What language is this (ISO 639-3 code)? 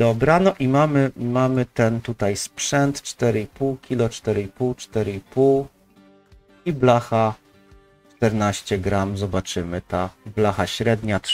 pol